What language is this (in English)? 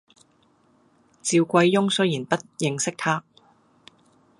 Cantonese